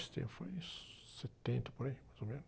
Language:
Portuguese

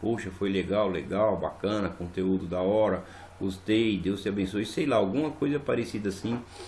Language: Portuguese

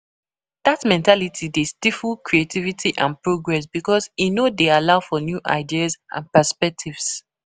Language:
Nigerian Pidgin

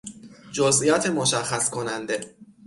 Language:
Persian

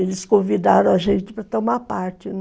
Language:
Portuguese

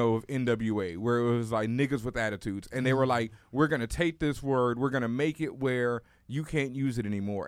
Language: English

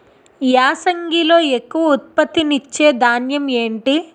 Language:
Telugu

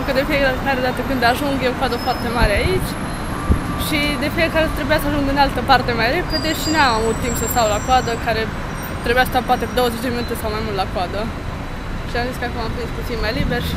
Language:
Romanian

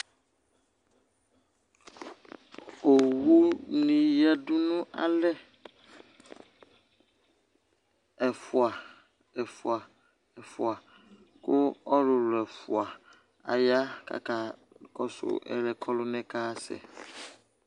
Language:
Ikposo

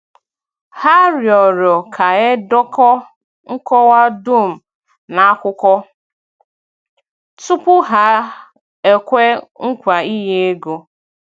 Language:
Igbo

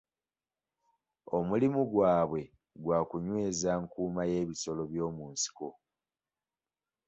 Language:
Ganda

